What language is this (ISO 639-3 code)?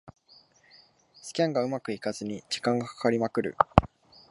jpn